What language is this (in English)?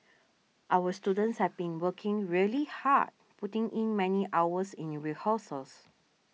English